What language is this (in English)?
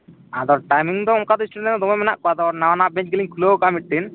Santali